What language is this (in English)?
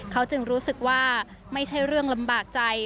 Thai